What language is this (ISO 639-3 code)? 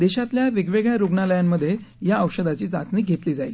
mar